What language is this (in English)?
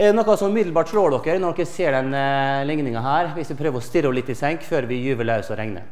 Norwegian